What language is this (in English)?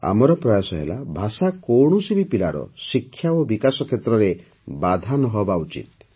Odia